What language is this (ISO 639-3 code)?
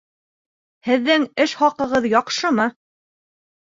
bak